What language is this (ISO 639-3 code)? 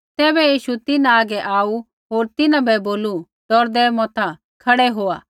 kfx